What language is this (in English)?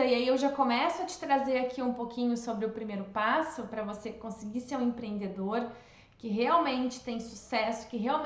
Portuguese